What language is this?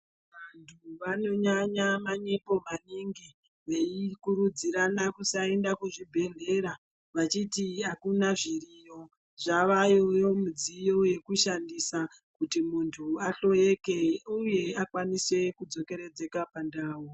Ndau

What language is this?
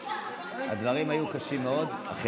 Hebrew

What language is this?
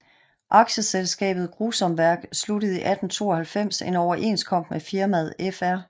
Danish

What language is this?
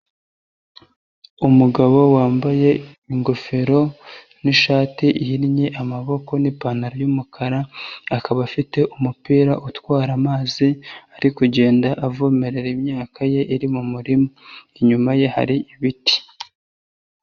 Kinyarwanda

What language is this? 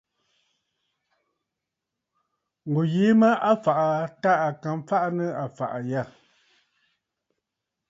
Bafut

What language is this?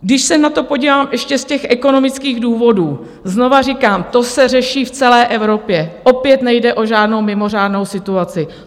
Czech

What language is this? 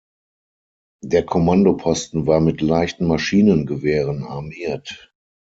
German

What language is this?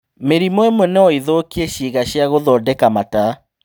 Kikuyu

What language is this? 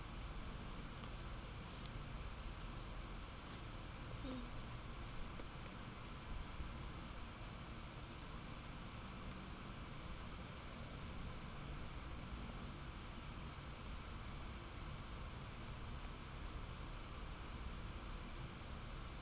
English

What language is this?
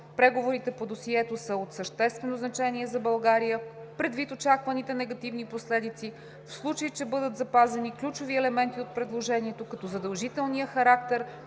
Bulgarian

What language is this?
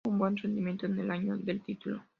Spanish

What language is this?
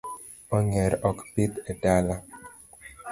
Luo (Kenya and Tanzania)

